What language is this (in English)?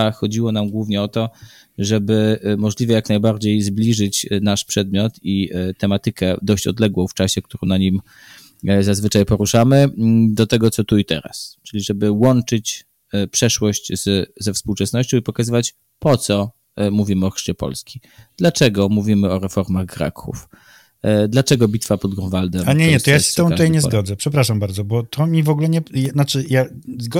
Polish